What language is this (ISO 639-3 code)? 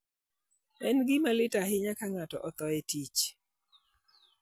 luo